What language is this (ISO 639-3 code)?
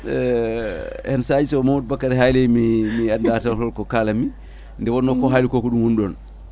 ful